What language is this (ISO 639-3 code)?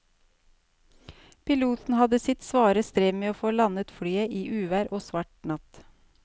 nor